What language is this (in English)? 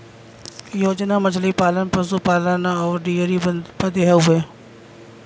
Bhojpuri